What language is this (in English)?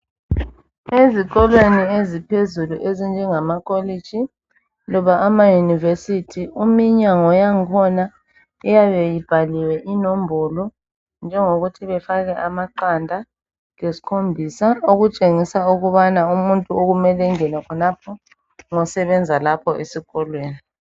North Ndebele